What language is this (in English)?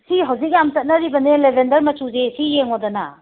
Manipuri